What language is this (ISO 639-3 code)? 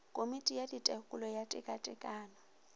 nso